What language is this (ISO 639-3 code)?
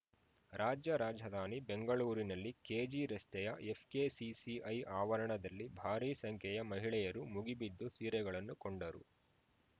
kan